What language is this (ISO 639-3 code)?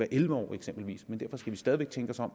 dan